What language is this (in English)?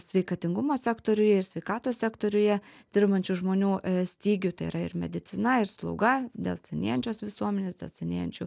Lithuanian